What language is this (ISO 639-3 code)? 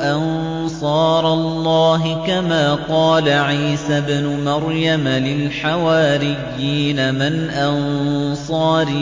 ara